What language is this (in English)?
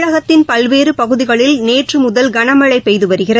Tamil